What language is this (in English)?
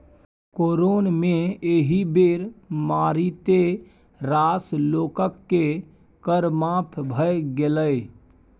Maithili